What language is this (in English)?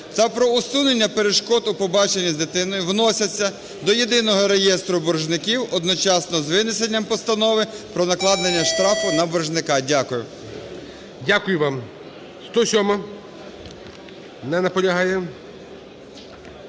Ukrainian